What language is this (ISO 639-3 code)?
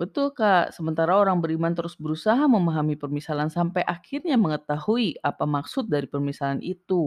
ind